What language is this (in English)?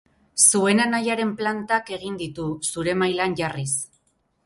Basque